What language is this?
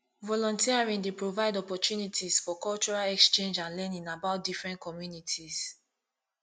Nigerian Pidgin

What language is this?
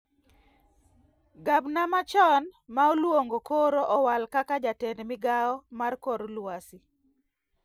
Luo (Kenya and Tanzania)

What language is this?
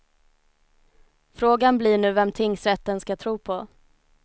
Swedish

